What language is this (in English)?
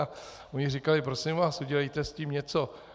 Czech